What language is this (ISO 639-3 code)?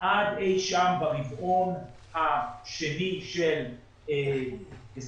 heb